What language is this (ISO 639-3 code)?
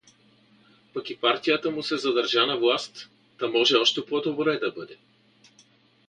bul